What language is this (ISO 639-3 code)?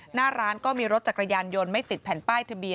tha